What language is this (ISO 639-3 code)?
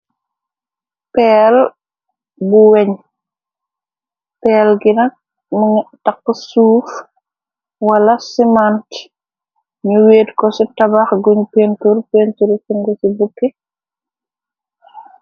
wol